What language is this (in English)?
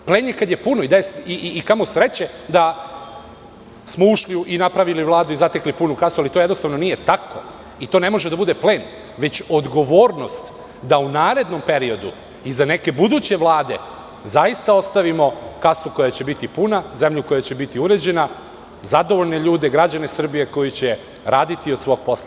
Serbian